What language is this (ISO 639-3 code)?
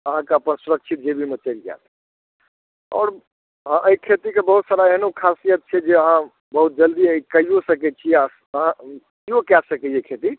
mai